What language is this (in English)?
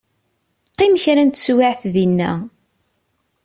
Kabyle